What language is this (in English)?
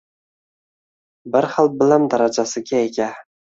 Uzbek